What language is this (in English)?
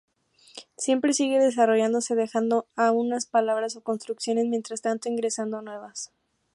Spanish